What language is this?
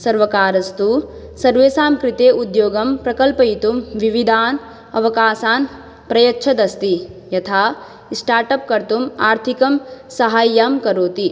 Sanskrit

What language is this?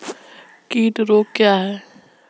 Hindi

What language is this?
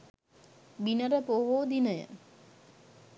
Sinhala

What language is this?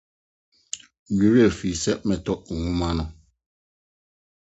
Akan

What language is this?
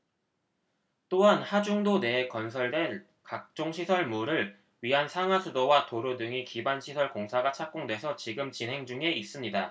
Korean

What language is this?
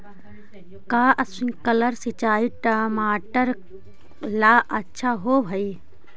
Magahi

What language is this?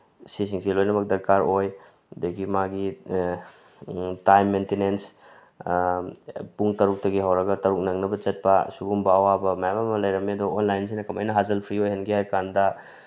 Manipuri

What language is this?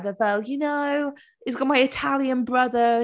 Welsh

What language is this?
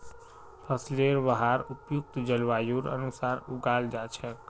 Magahi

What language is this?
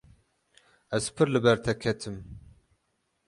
Kurdish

